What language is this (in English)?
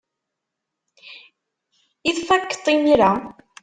Kabyle